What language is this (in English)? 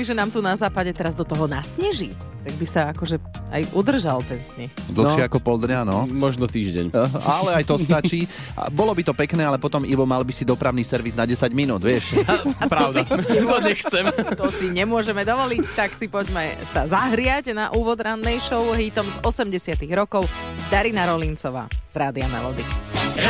Slovak